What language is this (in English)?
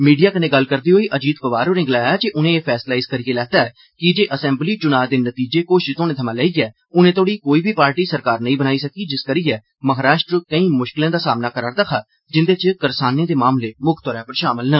Dogri